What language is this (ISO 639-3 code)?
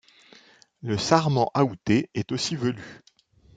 fra